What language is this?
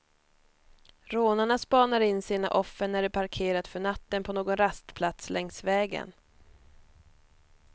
Swedish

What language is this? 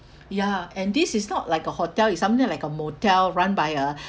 English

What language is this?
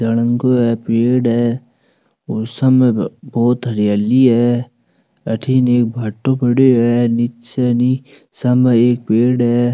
Rajasthani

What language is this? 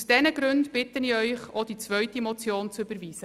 Swiss German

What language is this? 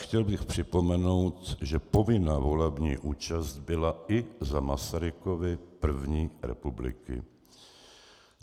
Czech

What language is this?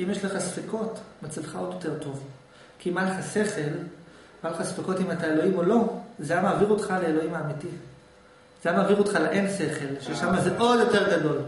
Hebrew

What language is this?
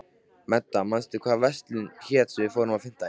Icelandic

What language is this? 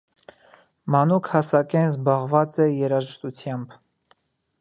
Armenian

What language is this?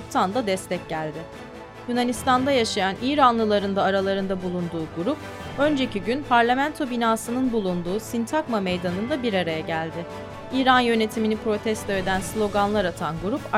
Turkish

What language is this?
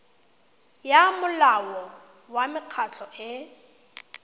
Tswana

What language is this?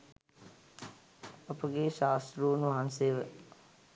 Sinhala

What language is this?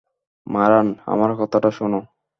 Bangla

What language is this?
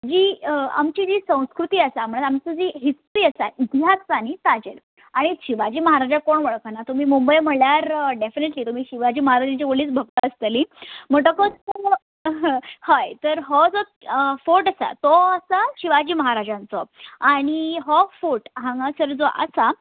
Konkani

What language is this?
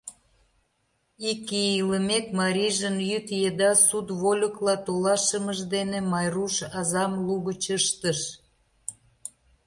Mari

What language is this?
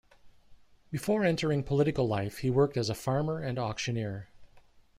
English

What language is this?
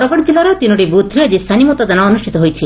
Odia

